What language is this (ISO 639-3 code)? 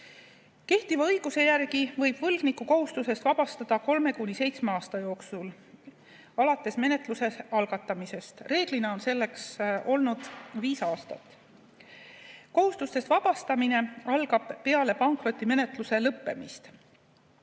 est